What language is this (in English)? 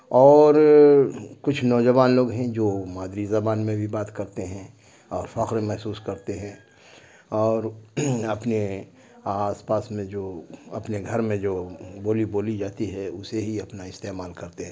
Urdu